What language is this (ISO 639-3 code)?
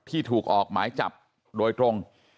tha